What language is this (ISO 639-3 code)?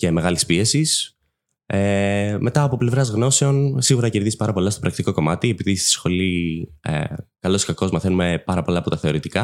ell